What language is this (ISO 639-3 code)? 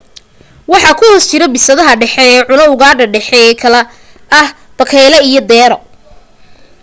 som